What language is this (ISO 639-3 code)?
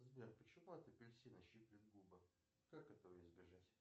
rus